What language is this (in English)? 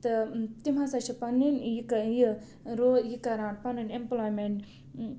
Kashmiri